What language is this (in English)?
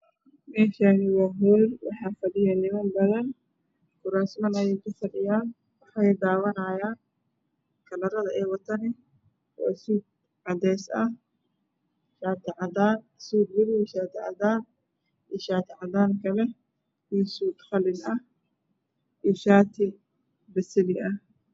Somali